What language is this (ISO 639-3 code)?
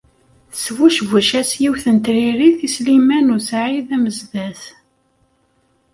kab